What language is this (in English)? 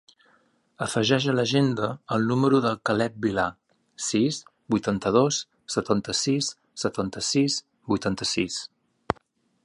Catalan